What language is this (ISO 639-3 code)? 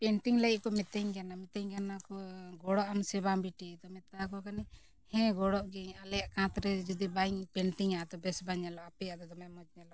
sat